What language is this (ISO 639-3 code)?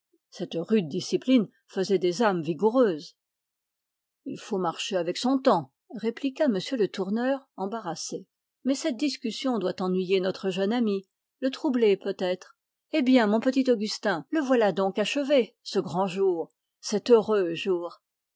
fra